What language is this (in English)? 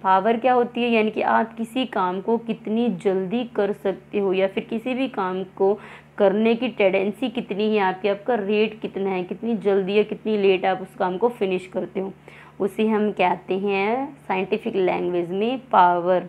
Hindi